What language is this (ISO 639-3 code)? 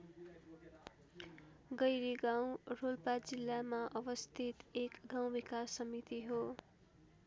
nep